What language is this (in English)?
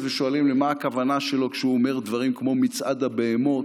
Hebrew